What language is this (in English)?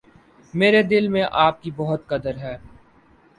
Urdu